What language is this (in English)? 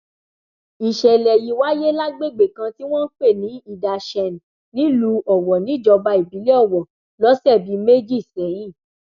Yoruba